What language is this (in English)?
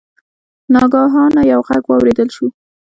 Pashto